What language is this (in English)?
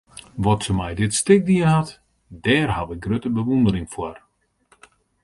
Western Frisian